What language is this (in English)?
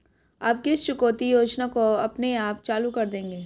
Hindi